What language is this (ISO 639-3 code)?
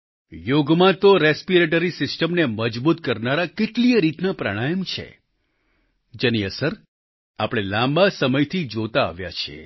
guj